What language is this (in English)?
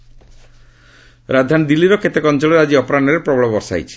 Odia